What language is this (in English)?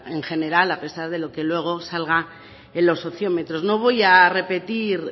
Spanish